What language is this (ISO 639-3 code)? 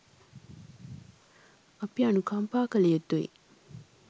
sin